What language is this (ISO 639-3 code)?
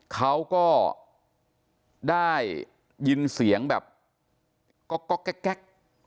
tha